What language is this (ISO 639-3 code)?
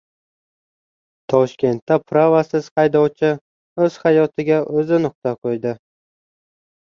uzb